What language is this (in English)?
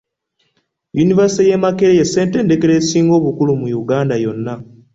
Ganda